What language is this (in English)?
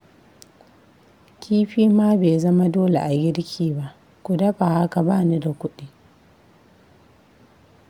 Hausa